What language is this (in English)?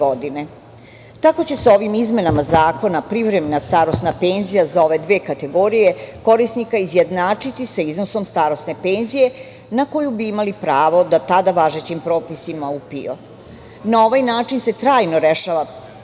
Serbian